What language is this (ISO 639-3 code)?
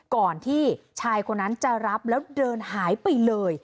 tha